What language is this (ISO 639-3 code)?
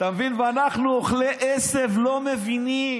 heb